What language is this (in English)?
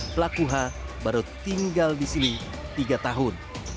Indonesian